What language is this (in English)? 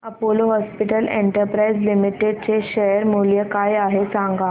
Marathi